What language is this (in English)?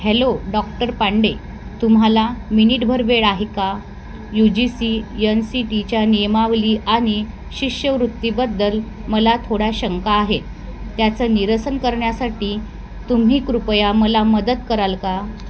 Marathi